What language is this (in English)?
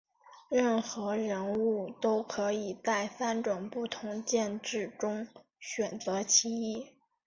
Chinese